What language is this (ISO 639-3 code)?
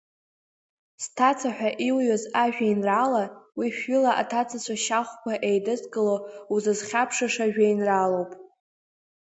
abk